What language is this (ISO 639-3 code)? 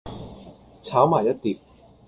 yue